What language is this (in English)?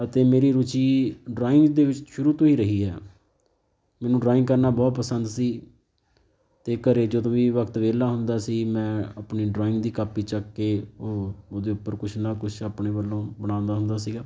Punjabi